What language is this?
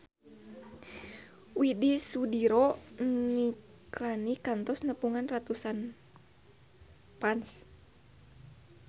Sundanese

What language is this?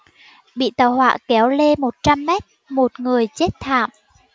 Vietnamese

